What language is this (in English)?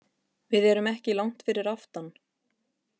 Icelandic